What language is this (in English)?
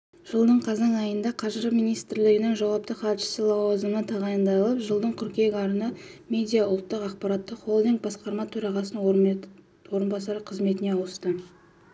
Kazakh